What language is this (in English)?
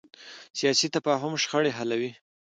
Pashto